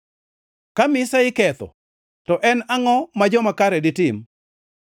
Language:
Luo (Kenya and Tanzania)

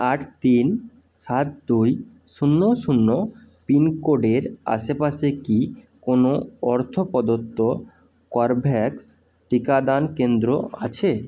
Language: Bangla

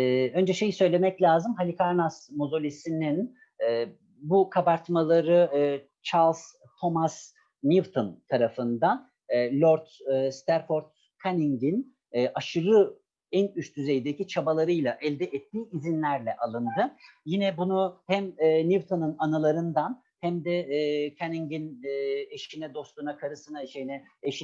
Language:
Turkish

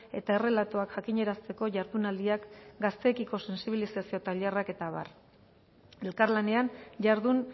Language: Basque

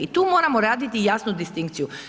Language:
Croatian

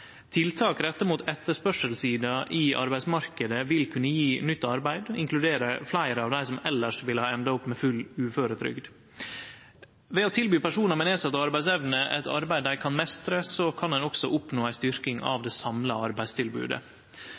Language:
Norwegian Nynorsk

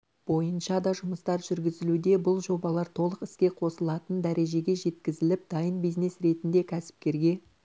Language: Kazakh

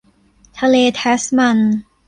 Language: Thai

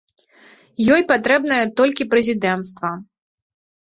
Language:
Belarusian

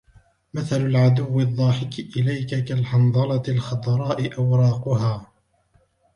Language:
Arabic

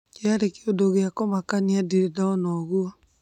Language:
Kikuyu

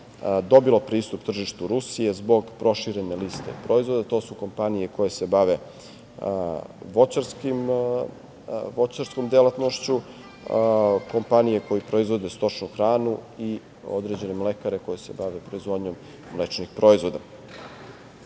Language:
Serbian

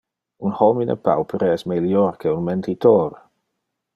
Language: Interlingua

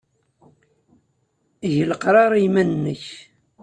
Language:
Kabyle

